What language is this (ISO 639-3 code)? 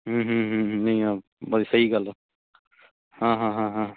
pan